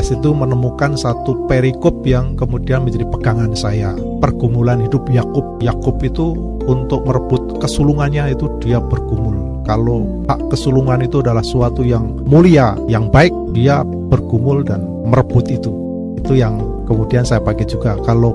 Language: Indonesian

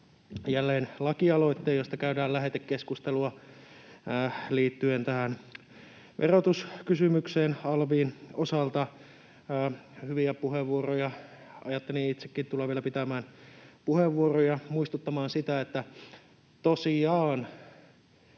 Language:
Finnish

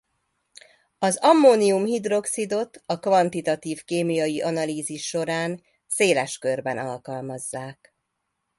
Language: Hungarian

